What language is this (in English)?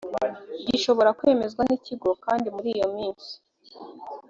Kinyarwanda